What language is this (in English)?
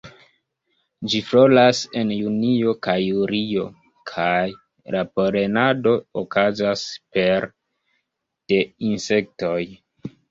Esperanto